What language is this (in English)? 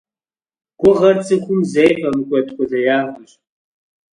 Kabardian